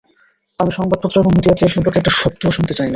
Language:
Bangla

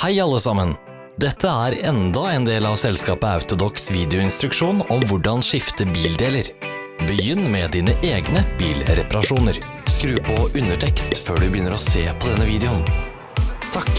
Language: Norwegian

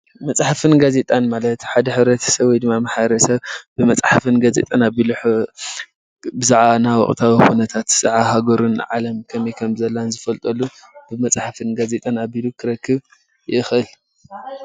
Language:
Tigrinya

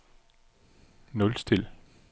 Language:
Danish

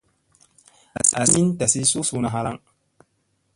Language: Musey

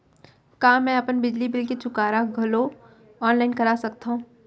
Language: Chhattisgarhi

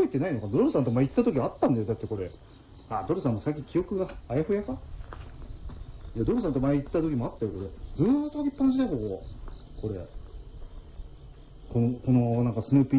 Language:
Japanese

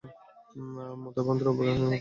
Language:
Bangla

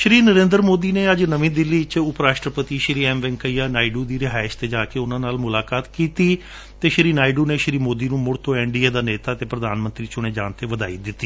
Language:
Punjabi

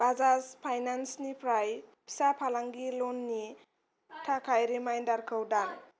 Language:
Bodo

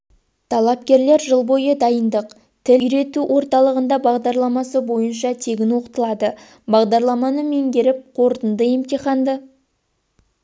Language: Kazakh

